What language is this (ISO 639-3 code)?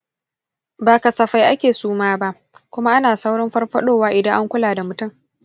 hau